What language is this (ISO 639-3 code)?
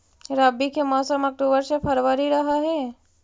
mag